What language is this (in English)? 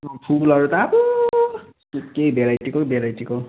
Nepali